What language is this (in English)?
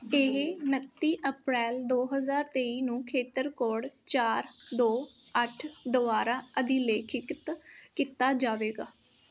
Punjabi